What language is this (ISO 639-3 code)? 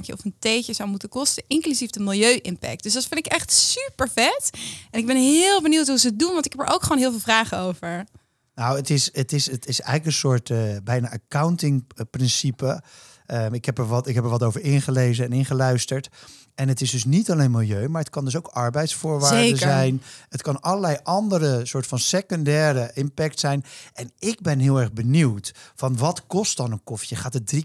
nld